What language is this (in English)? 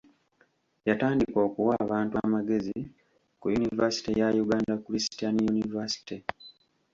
Ganda